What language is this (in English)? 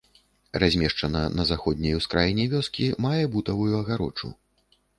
Belarusian